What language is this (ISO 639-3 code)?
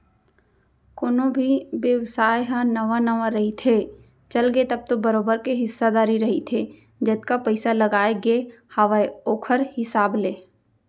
hne